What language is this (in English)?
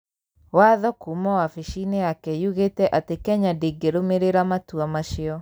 Kikuyu